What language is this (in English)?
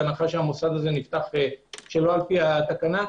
Hebrew